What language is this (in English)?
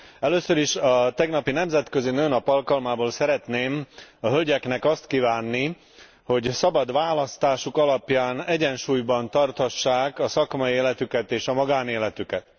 Hungarian